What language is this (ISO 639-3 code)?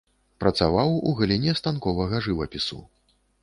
bel